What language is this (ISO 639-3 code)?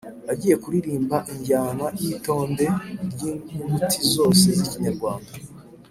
kin